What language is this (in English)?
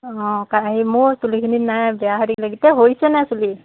Assamese